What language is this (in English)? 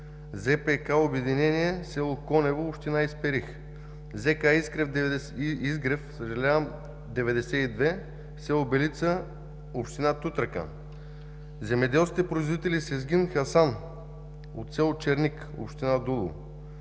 Bulgarian